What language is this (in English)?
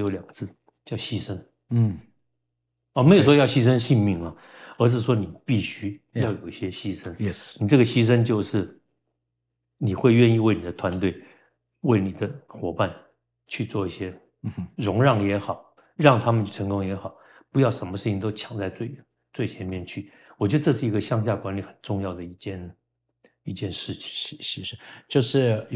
Chinese